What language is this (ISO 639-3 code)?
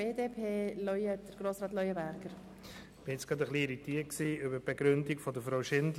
gsw